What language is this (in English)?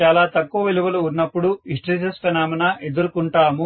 Telugu